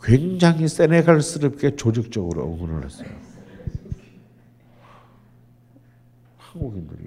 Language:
Korean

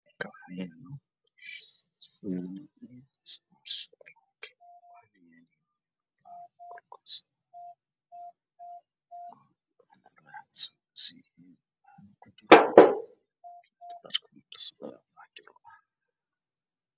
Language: Somali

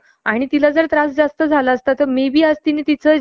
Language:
Marathi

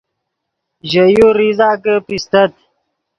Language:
Yidgha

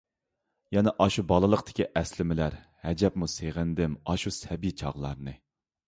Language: Uyghur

